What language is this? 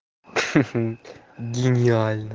Russian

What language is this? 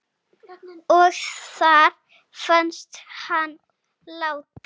Icelandic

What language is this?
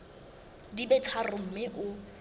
Southern Sotho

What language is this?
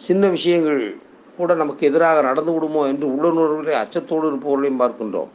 Tamil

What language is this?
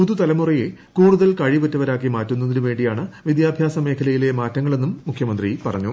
Malayalam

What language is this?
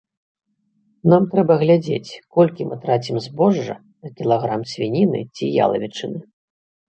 Belarusian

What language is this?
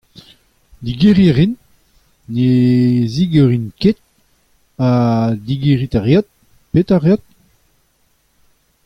Breton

